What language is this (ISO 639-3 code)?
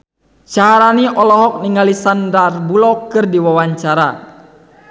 sun